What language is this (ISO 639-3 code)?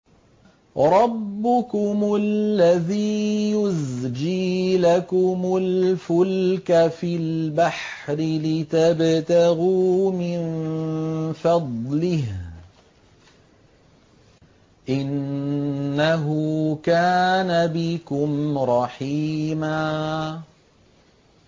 ara